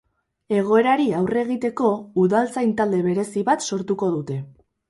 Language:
Basque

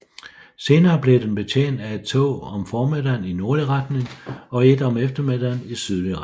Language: Danish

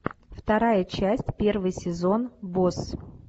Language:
Russian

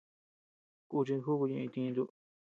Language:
Tepeuxila Cuicatec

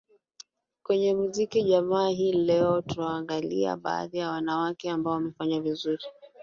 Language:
Swahili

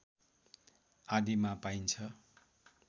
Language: Nepali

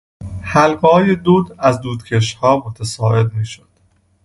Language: Persian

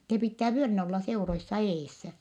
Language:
Finnish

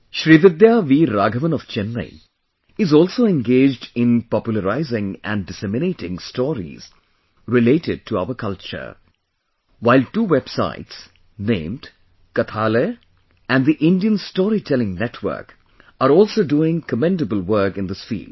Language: English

